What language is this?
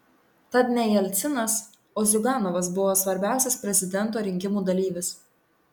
Lithuanian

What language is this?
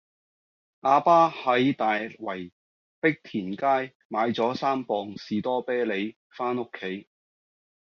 Cantonese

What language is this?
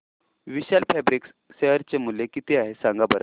Marathi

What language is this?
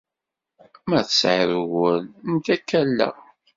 Kabyle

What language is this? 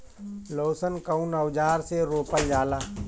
Bhojpuri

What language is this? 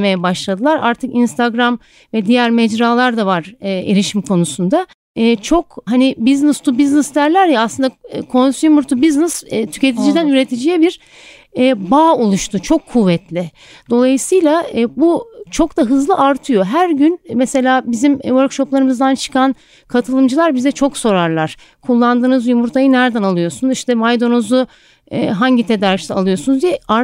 Turkish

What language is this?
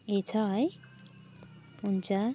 Nepali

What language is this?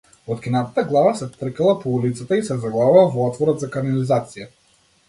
Macedonian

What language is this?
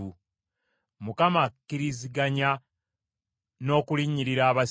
Ganda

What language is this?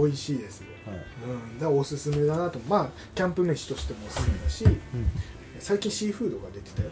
Japanese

